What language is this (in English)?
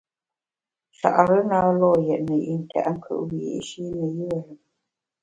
Bamun